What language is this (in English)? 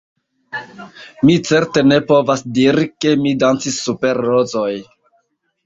Esperanto